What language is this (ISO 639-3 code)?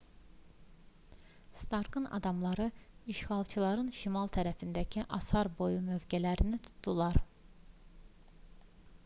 aze